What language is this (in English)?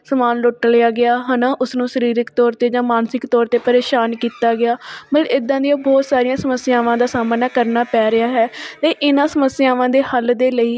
Punjabi